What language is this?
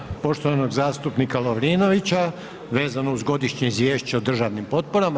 Croatian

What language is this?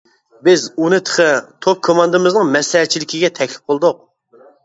Uyghur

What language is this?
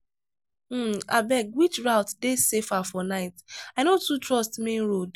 Nigerian Pidgin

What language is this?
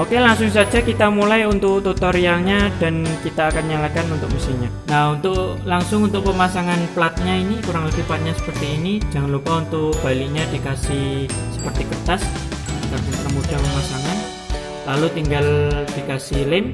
Indonesian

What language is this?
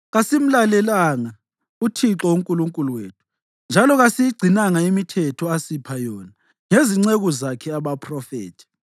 North Ndebele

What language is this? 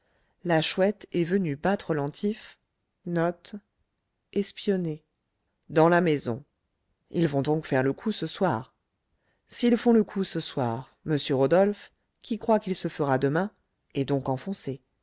French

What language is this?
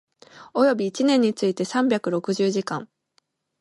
Japanese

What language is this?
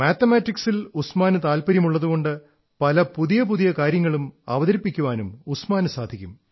Malayalam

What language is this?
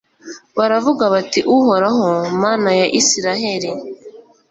Kinyarwanda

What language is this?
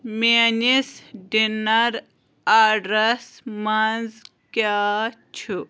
Kashmiri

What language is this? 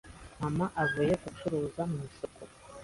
Kinyarwanda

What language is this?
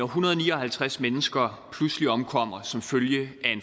Danish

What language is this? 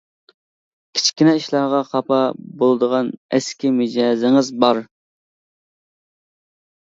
Uyghur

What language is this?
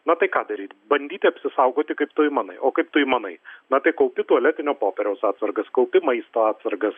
Lithuanian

